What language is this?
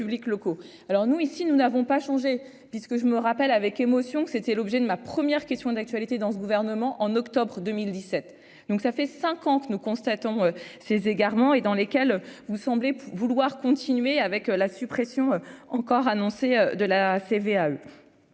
French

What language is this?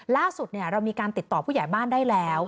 Thai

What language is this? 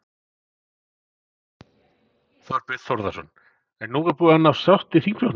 Icelandic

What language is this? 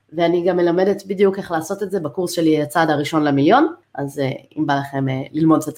Hebrew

